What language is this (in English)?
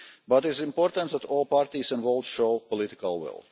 English